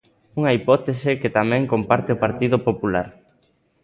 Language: Galician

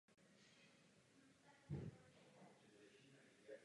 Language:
Czech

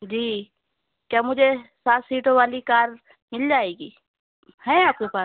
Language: Urdu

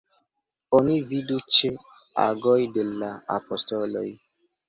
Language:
Esperanto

